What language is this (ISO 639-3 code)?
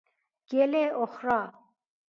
fas